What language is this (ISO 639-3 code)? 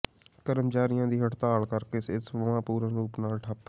pan